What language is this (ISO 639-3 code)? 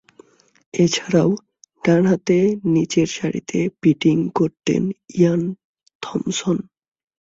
ben